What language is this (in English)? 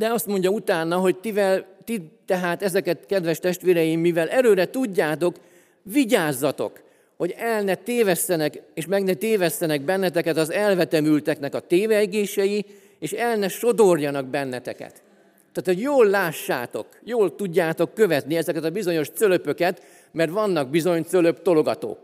Hungarian